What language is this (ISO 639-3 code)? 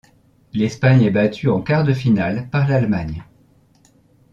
fra